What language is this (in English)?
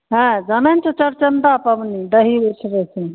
Maithili